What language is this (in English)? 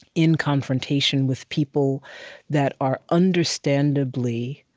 English